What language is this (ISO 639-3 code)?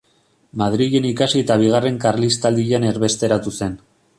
eus